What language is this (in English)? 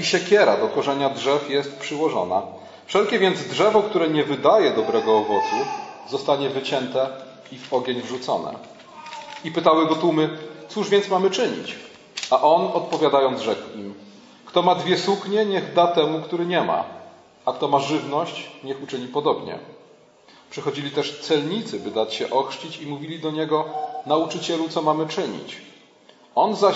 Polish